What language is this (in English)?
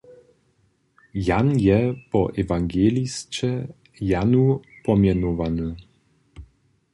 Upper Sorbian